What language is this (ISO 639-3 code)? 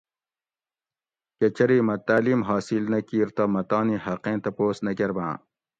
gwc